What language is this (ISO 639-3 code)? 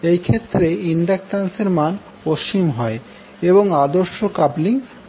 ben